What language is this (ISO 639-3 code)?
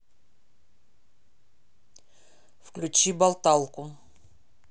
rus